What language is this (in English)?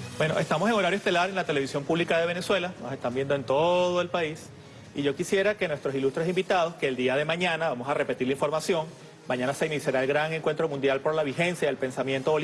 Spanish